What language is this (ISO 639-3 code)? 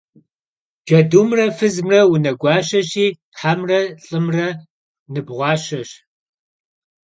kbd